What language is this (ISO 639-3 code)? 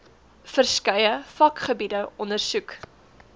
afr